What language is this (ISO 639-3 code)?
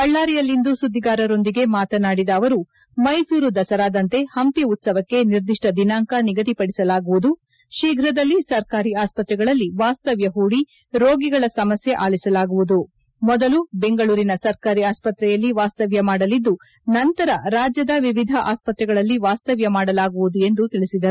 kan